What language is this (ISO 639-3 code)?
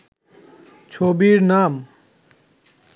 ben